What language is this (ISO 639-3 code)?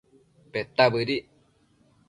mcf